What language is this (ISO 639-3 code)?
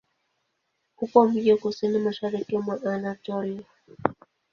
swa